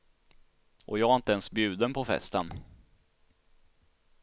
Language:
Swedish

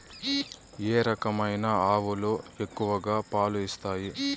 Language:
Telugu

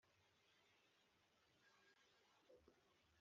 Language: Kinyarwanda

